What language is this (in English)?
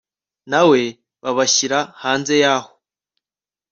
Kinyarwanda